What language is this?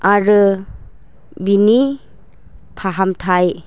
Bodo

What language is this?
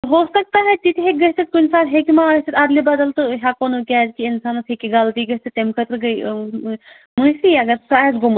Kashmiri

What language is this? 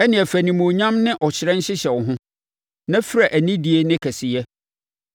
Akan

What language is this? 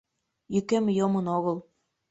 Mari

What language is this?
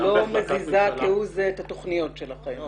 Hebrew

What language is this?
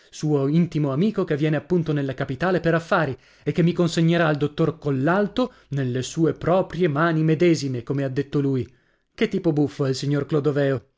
Italian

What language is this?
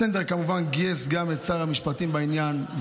Hebrew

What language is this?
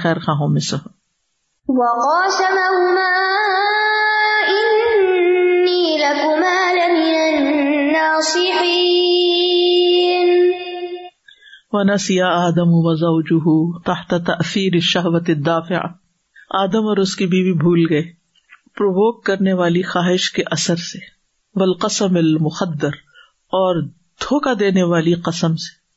Urdu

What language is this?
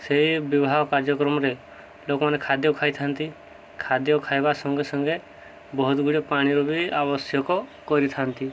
Odia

